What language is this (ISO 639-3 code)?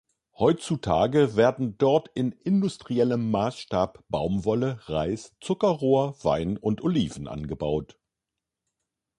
deu